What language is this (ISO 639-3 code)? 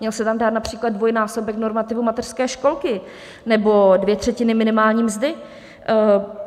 ces